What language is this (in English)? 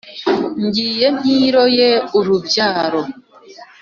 Kinyarwanda